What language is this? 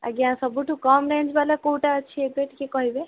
Odia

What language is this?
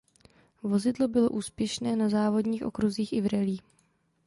Czech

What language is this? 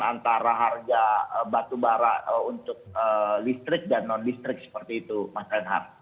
Indonesian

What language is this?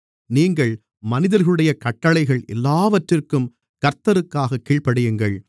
Tamil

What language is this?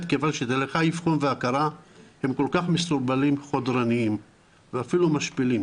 Hebrew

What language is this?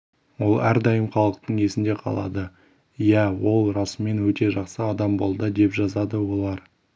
Kazakh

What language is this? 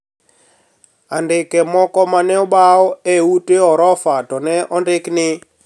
Luo (Kenya and Tanzania)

